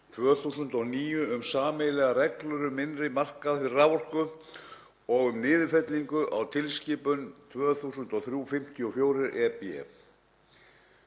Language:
Icelandic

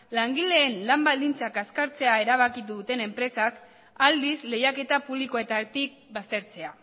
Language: Basque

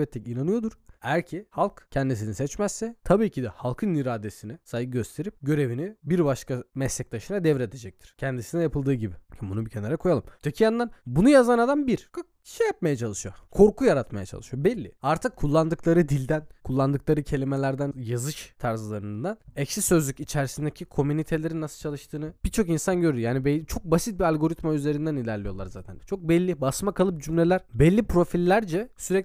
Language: Turkish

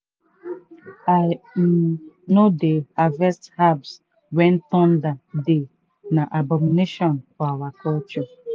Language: Nigerian Pidgin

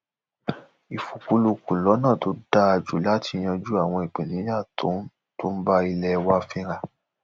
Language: Yoruba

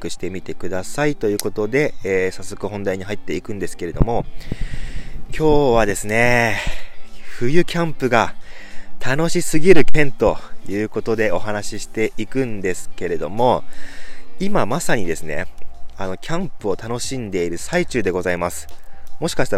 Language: Japanese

